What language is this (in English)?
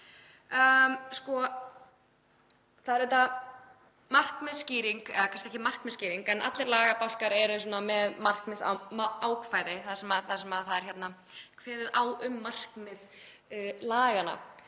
Icelandic